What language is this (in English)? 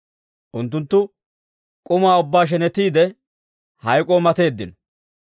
Dawro